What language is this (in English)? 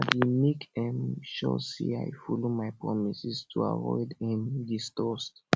Nigerian Pidgin